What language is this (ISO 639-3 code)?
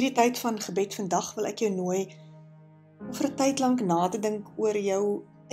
nld